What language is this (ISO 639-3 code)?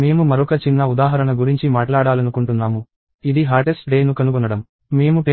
tel